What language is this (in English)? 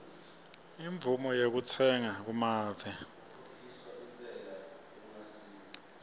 Swati